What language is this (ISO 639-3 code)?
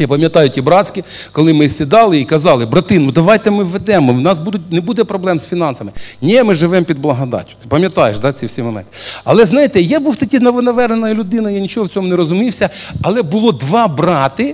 rus